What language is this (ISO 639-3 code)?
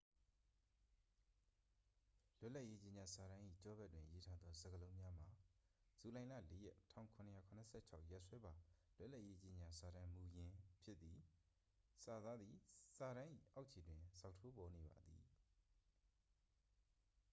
mya